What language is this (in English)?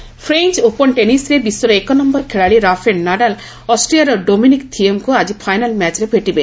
Odia